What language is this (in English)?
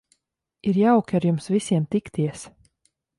Latvian